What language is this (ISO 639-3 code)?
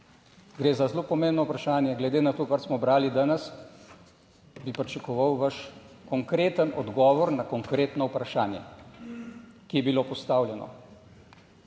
slv